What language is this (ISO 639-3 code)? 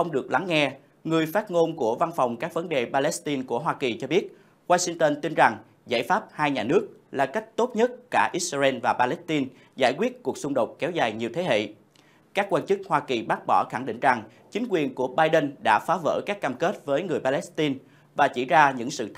vie